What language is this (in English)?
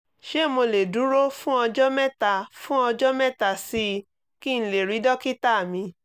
Yoruba